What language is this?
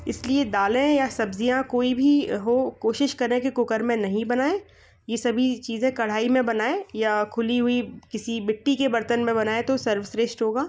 Hindi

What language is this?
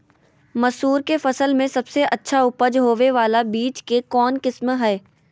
Magahi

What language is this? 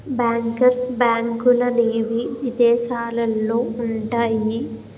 Telugu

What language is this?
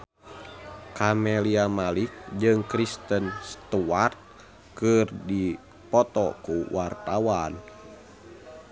Sundanese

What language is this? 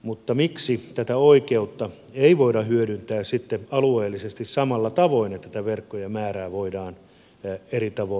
Finnish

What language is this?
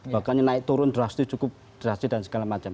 Indonesian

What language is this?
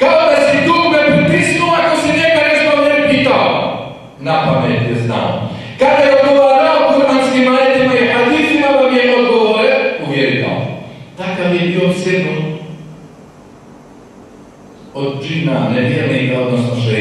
Romanian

